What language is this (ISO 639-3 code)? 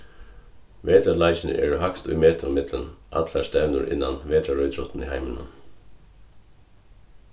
fao